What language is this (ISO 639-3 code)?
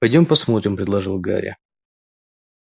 rus